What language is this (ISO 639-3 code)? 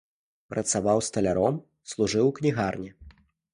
bel